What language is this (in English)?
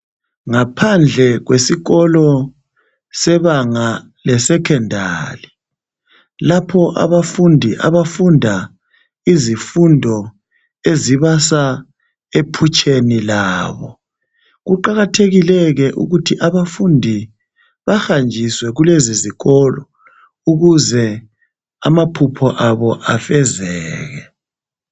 North Ndebele